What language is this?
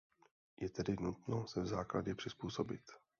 Czech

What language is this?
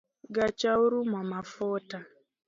Luo (Kenya and Tanzania)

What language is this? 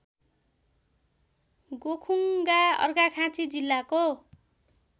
Nepali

